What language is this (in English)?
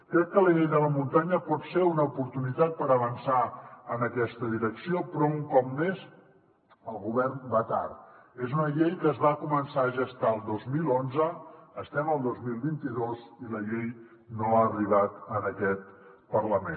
Catalan